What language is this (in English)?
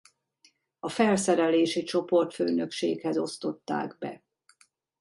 Hungarian